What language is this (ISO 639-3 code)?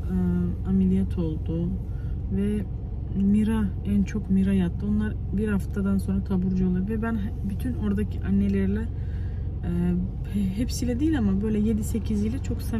tur